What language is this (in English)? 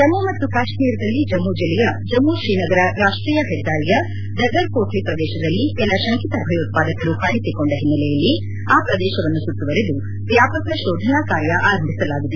Kannada